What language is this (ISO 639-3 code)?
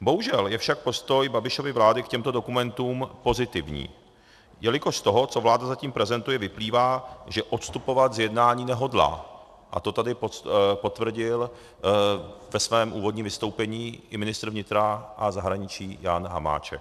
ces